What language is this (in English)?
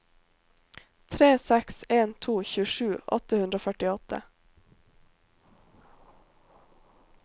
Norwegian